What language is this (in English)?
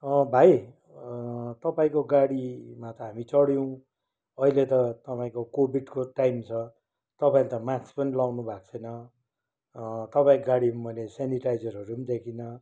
Nepali